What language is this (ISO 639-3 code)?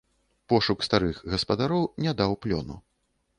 bel